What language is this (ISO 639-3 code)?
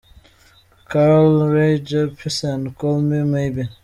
kin